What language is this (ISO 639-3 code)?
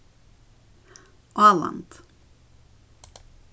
fao